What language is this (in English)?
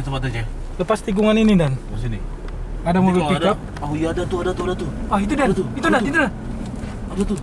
Indonesian